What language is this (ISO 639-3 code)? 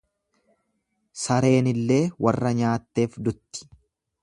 orm